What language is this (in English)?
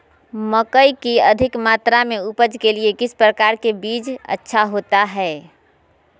Magahi